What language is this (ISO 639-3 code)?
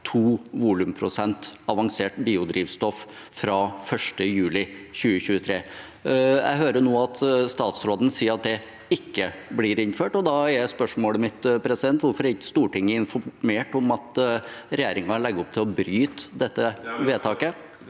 nor